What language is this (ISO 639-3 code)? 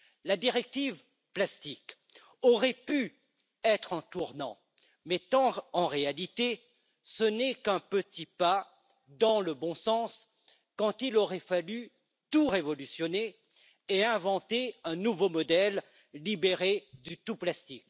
fra